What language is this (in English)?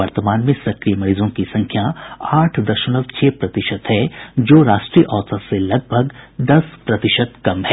Hindi